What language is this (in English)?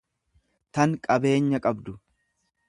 Oromo